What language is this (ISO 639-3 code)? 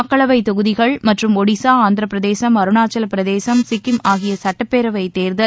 tam